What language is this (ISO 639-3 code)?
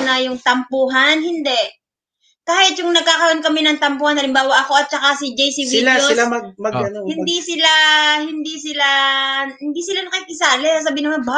fil